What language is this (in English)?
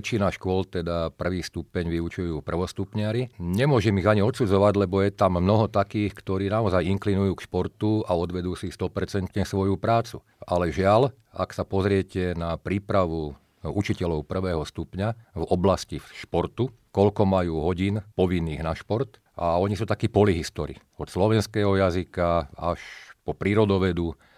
Slovak